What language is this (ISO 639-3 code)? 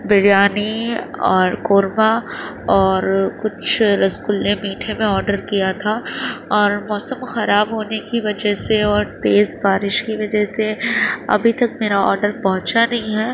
urd